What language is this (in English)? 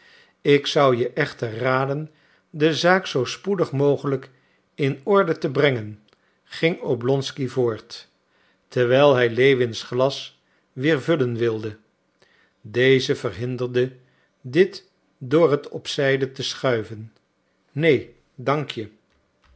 Dutch